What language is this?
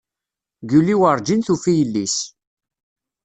Kabyle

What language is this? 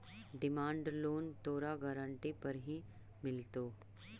Magahi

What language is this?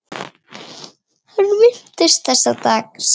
Icelandic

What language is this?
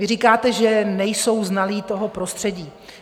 Czech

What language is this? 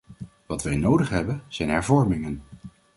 Dutch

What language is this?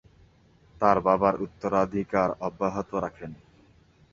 Bangla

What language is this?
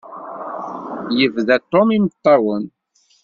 Kabyle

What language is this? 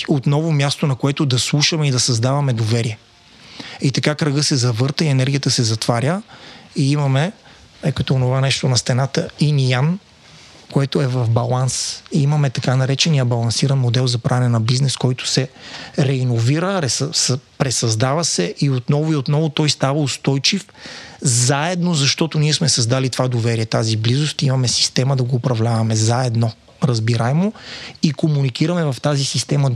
Bulgarian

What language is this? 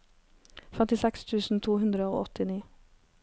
Norwegian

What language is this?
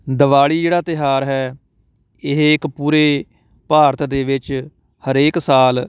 Punjabi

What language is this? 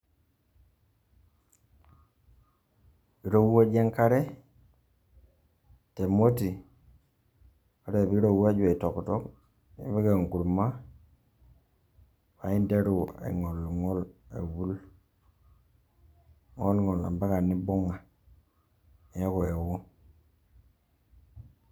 Masai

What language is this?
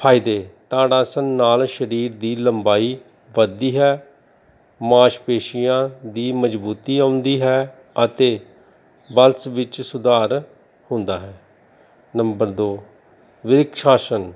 Punjabi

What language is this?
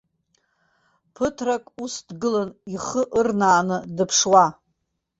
Abkhazian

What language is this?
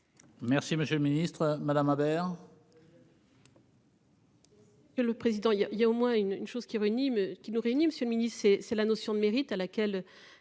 French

